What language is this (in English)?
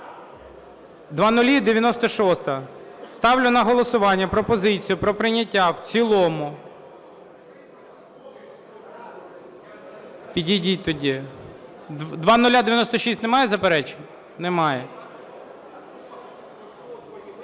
Ukrainian